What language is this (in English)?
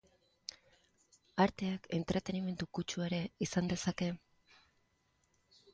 Basque